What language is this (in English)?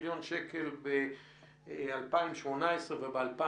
Hebrew